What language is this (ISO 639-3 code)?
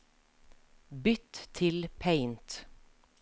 nor